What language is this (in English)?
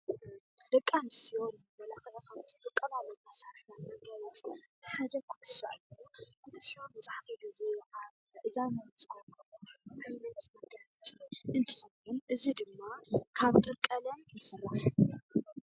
Tigrinya